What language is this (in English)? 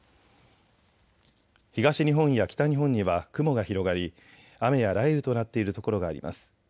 Japanese